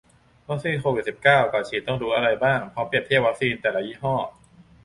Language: Thai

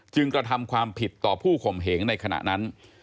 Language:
Thai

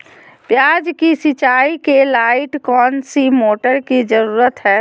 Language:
Magahi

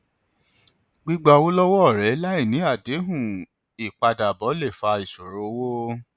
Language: Yoruba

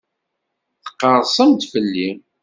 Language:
Kabyle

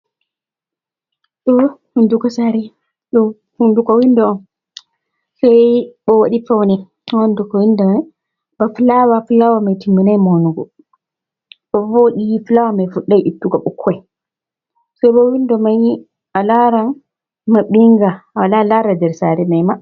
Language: Fula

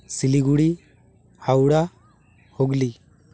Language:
Santali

